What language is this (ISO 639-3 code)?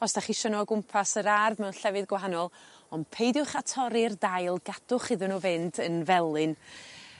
cym